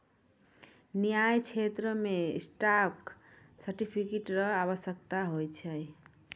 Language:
Maithili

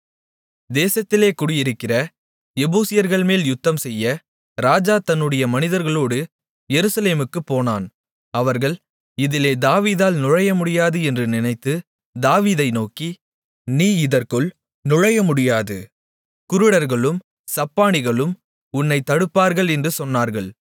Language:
Tamil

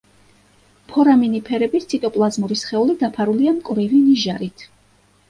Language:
Georgian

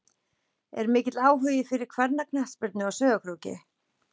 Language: Icelandic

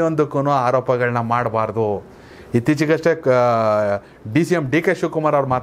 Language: Romanian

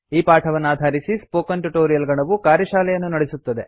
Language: Kannada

